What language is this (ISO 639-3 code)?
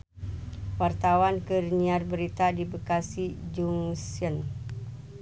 sun